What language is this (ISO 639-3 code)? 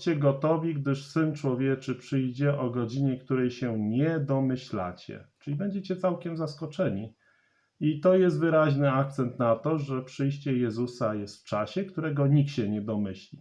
pol